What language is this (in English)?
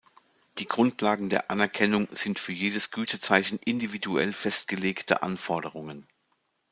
German